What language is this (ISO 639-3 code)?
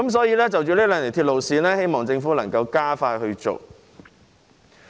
yue